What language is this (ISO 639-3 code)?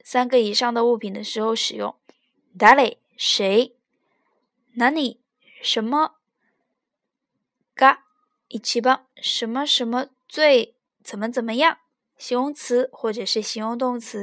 zho